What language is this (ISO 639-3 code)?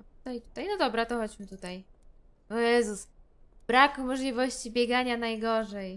pol